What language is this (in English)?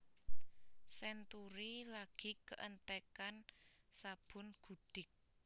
Javanese